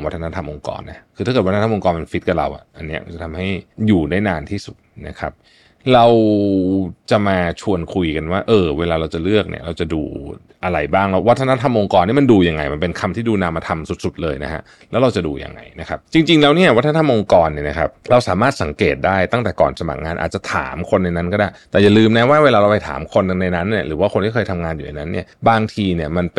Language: Thai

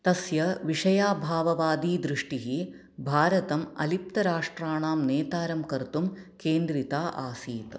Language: Sanskrit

